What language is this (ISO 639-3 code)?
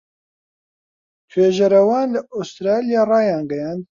ckb